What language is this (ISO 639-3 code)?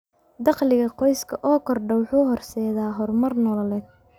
som